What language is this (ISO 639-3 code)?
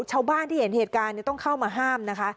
tha